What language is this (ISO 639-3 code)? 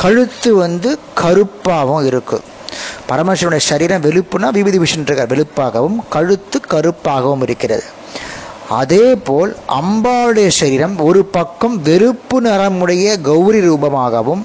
tam